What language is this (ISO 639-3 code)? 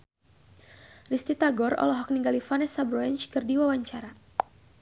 sun